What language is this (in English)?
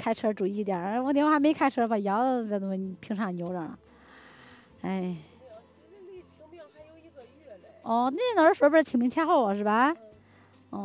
Chinese